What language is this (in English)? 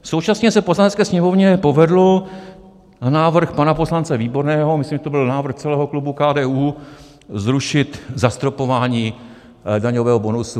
Czech